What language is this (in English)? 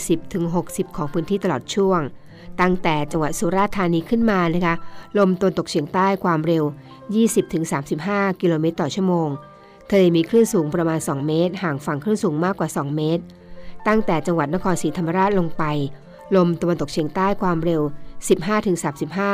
Thai